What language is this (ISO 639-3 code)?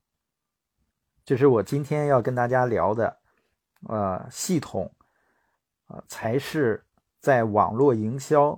zho